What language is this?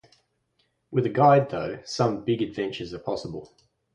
English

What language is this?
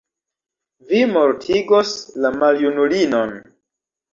Esperanto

